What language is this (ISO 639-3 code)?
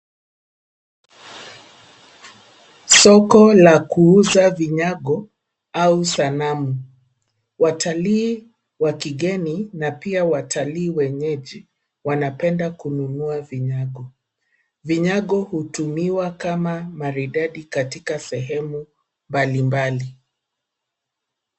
swa